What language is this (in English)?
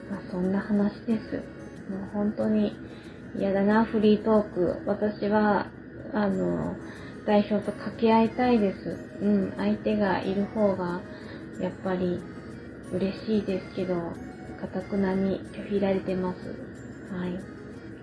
Japanese